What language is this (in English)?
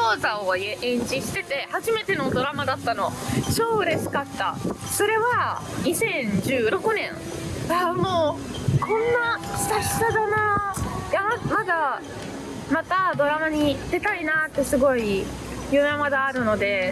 Japanese